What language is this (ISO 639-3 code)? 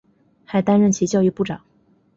zho